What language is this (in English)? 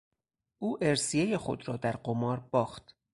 Persian